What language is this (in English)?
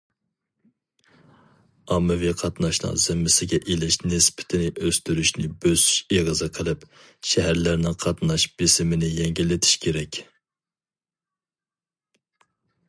Uyghur